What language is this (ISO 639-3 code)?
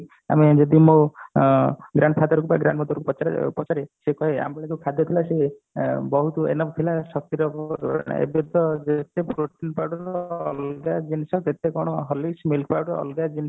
ori